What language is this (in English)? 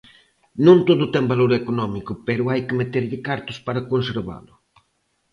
Galician